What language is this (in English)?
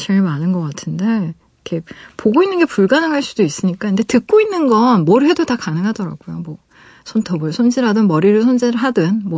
Korean